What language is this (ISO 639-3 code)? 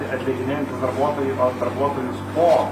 lit